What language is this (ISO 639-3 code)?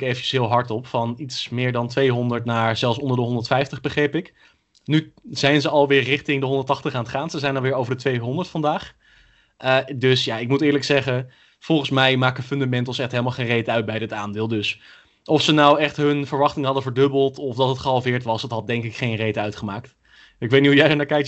nld